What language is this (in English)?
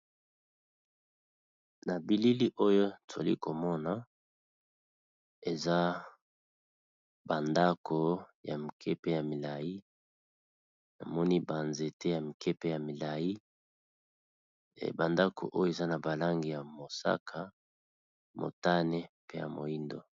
Lingala